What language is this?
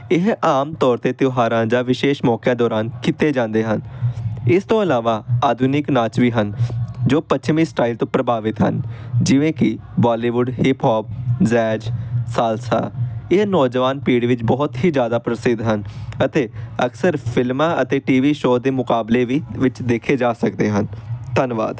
Punjabi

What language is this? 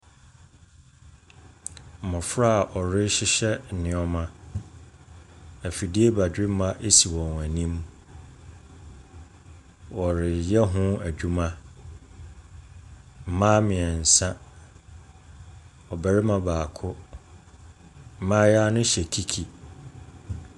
Akan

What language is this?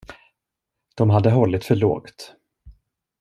Swedish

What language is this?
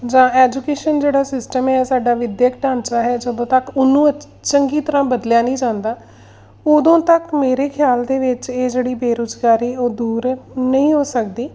Punjabi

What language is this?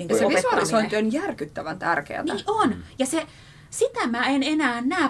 Finnish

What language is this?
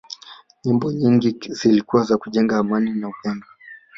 Swahili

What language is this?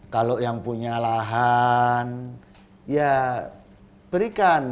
Indonesian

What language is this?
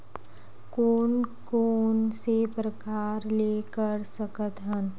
Chhattisgarhi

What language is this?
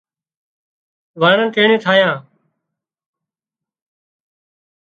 Wadiyara Koli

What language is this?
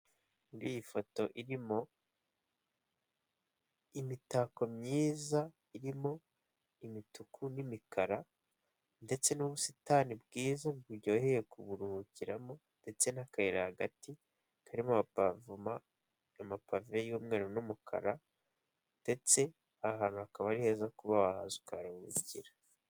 Kinyarwanda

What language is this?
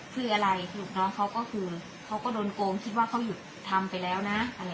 Thai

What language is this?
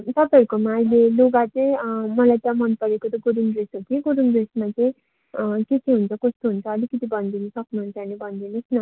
Nepali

